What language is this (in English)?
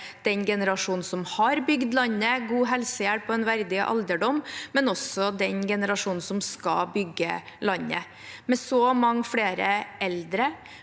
Norwegian